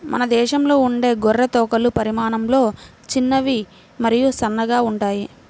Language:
Telugu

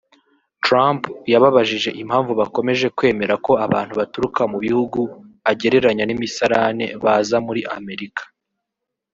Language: Kinyarwanda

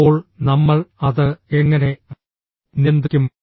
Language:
Malayalam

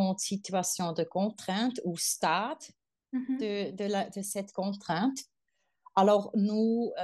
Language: French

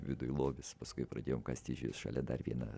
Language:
Lithuanian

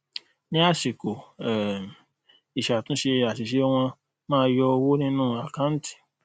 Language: Yoruba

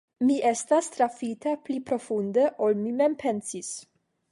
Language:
Esperanto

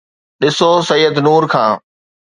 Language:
Sindhi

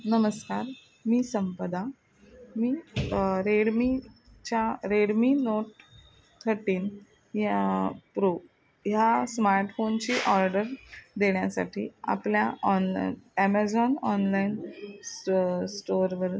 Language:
Marathi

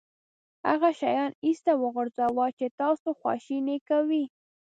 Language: Pashto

